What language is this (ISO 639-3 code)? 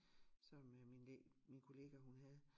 dan